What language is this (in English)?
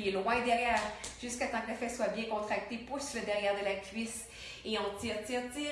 French